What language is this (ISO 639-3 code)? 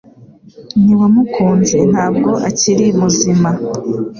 kin